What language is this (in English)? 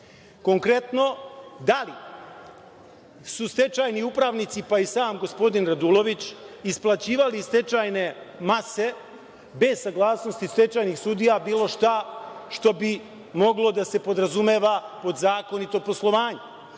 Serbian